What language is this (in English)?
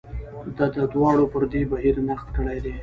Pashto